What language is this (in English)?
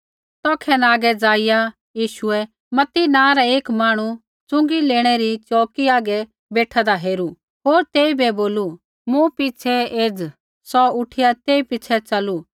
Kullu Pahari